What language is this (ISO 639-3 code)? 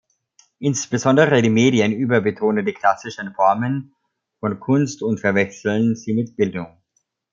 deu